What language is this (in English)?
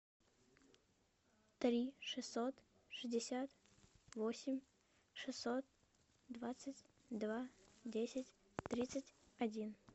Russian